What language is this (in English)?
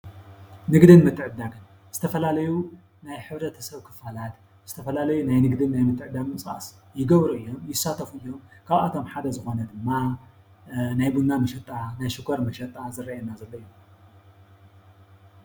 Tigrinya